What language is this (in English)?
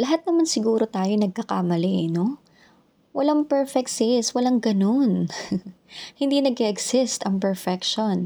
Filipino